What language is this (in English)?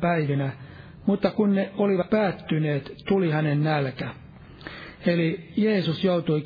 Finnish